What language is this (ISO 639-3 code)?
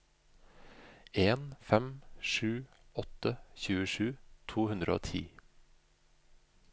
nor